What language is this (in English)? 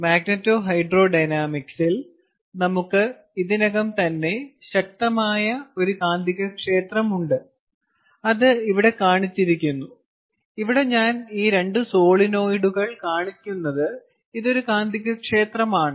Malayalam